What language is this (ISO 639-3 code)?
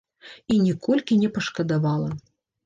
bel